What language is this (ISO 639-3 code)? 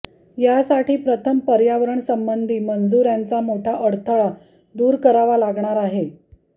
mar